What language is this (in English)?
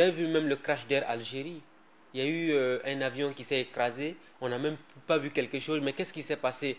French